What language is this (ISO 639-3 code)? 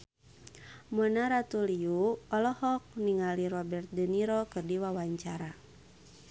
sun